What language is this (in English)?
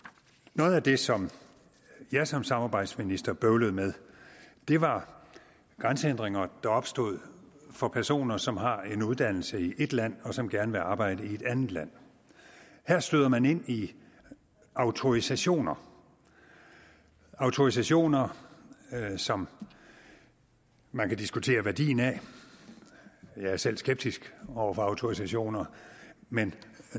Danish